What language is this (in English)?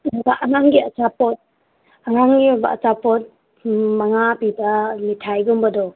Manipuri